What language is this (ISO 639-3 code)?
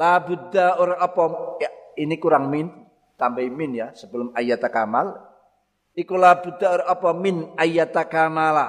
ind